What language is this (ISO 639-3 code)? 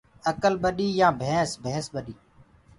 ggg